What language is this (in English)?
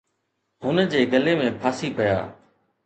Sindhi